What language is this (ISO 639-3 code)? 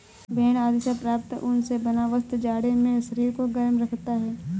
hin